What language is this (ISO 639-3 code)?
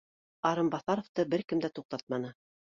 bak